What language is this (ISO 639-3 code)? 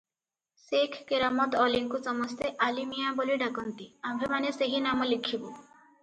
ori